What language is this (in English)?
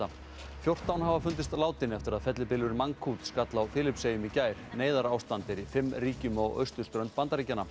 Icelandic